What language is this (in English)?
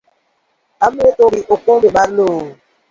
Luo (Kenya and Tanzania)